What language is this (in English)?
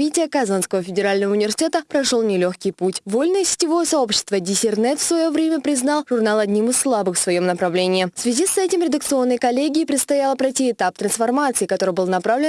Russian